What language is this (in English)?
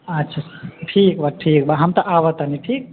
Maithili